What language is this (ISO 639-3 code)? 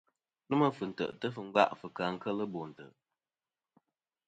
bkm